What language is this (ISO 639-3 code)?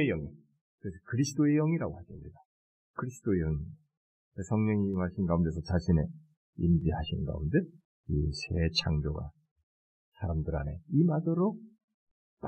kor